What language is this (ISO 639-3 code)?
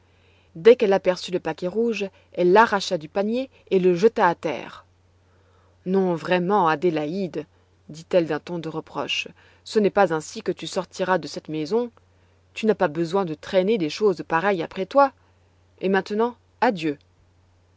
fra